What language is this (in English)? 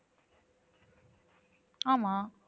Tamil